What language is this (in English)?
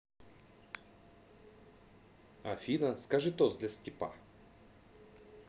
Russian